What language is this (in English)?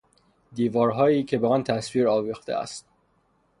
Persian